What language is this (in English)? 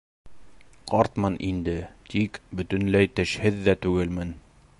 Bashkir